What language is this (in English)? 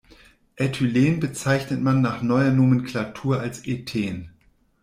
German